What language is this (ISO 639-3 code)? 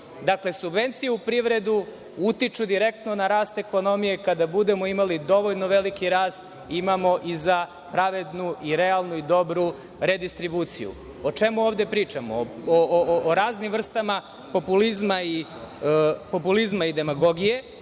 srp